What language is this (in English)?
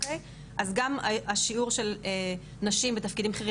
Hebrew